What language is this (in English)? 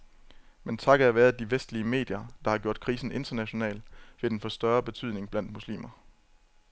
Danish